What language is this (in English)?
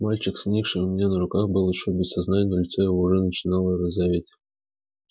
Russian